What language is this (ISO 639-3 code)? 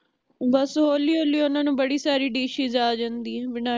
pan